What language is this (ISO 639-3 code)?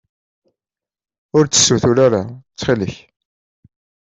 kab